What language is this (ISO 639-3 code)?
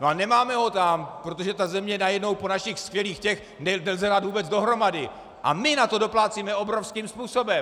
ces